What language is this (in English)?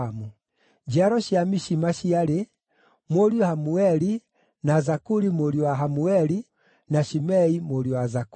Kikuyu